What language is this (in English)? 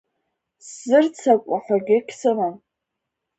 Abkhazian